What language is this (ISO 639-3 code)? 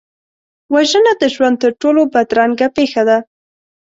pus